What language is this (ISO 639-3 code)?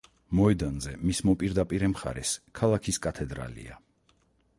kat